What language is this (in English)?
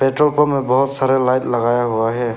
Hindi